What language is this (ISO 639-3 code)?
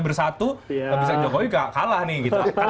ind